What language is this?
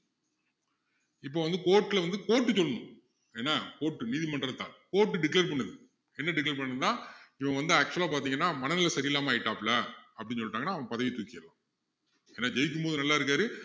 Tamil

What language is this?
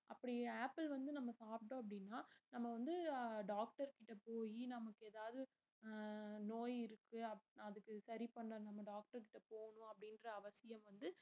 Tamil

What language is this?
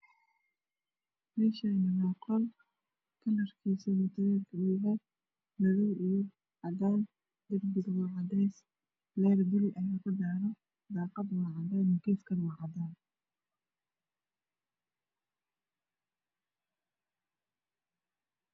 Somali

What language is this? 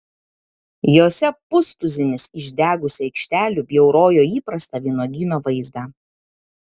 Lithuanian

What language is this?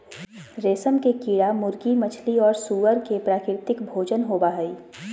Magahi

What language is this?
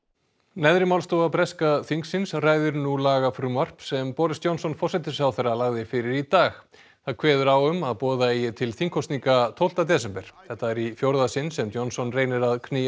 Icelandic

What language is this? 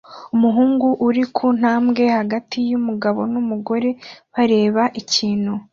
Kinyarwanda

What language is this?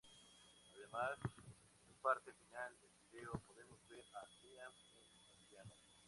Spanish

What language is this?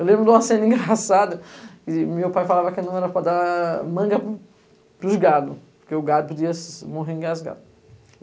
Portuguese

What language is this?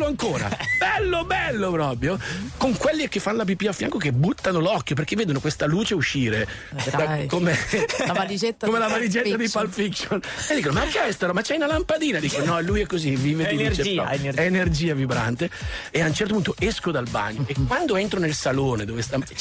Italian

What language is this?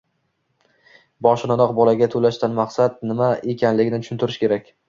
Uzbek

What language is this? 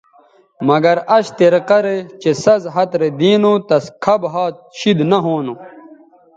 Bateri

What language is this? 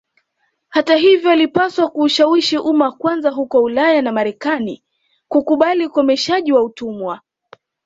Swahili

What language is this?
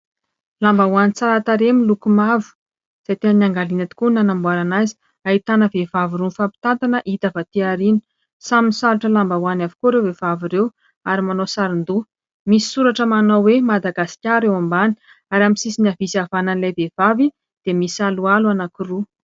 Malagasy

